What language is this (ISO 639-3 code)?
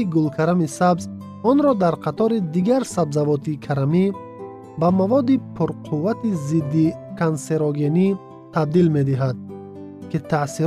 fas